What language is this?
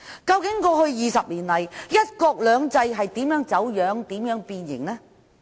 Cantonese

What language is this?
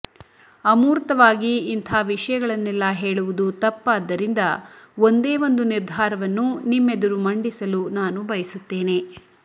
Kannada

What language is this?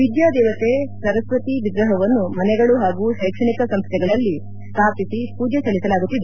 Kannada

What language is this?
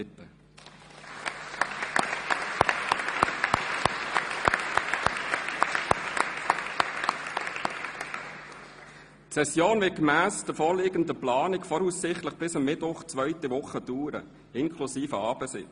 Swiss German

